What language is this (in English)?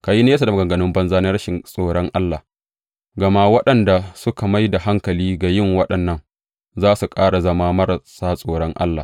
Hausa